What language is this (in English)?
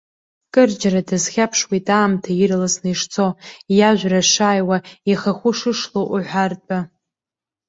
Abkhazian